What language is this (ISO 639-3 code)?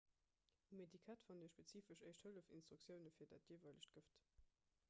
ltz